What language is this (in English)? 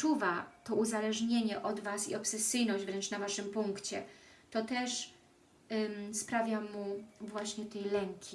Polish